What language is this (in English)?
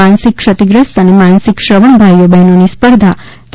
Gujarati